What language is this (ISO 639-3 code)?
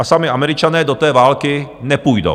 ces